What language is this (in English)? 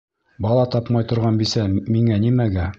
Bashkir